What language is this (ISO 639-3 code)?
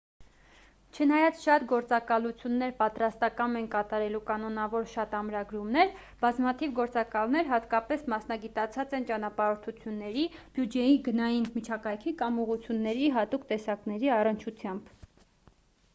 hye